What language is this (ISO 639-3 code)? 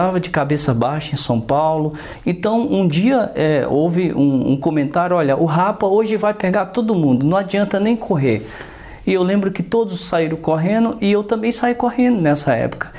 por